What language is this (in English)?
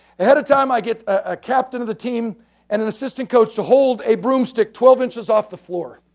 English